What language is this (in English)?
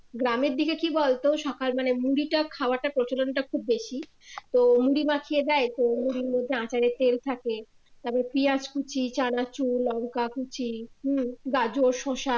Bangla